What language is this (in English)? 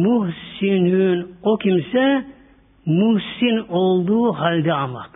Turkish